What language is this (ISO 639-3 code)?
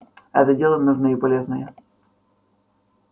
rus